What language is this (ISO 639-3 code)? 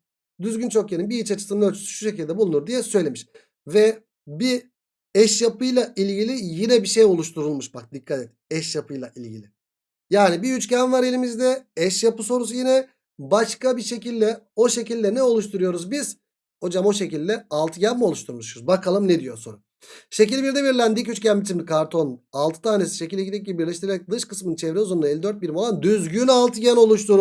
tur